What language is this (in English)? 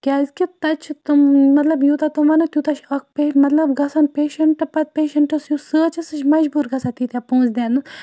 Kashmiri